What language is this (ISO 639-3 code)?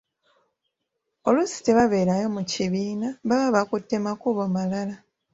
lug